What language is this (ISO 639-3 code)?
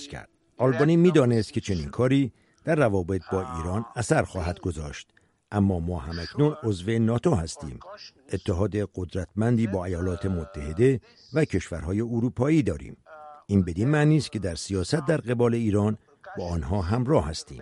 fas